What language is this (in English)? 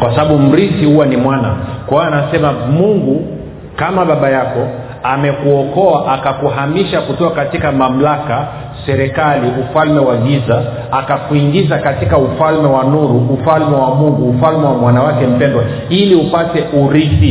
Swahili